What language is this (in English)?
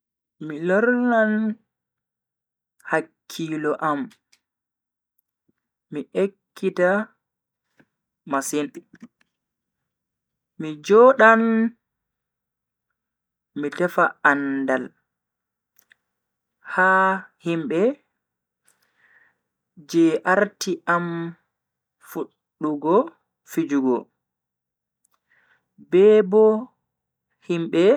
Bagirmi Fulfulde